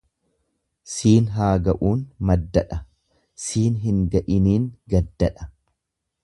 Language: Oromo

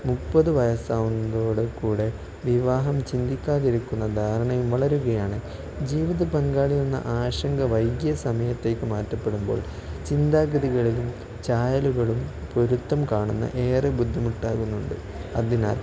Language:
Malayalam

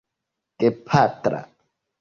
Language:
Esperanto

